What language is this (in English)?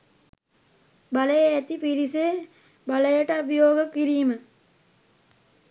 Sinhala